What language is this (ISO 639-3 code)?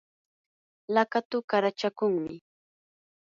qur